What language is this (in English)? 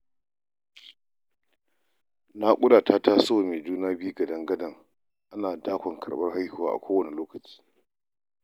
Hausa